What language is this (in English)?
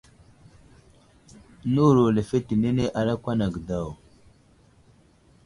Wuzlam